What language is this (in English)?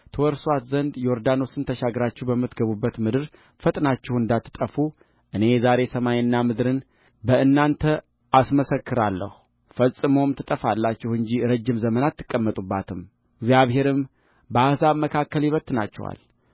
Amharic